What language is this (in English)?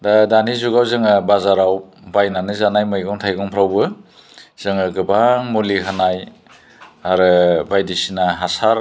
Bodo